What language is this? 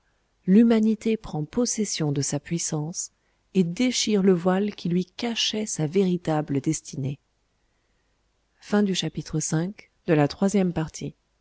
French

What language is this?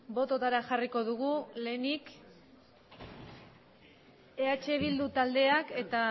Basque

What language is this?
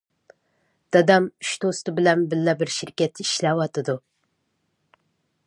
Uyghur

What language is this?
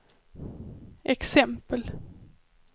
Swedish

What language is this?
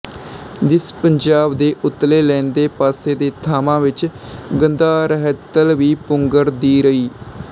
Punjabi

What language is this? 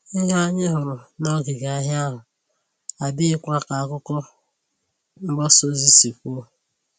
Igbo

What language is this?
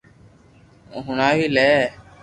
Loarki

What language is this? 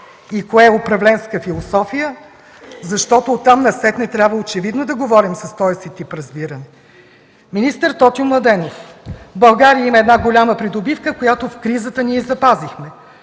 Bulgarian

